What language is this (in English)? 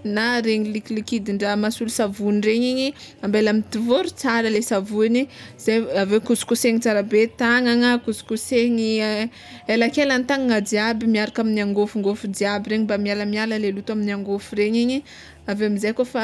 Tsimihety Malagasy